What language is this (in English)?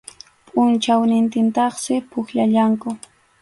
Arequipa-La Unión Quechua